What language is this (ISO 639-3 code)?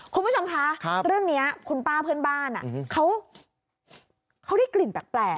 tha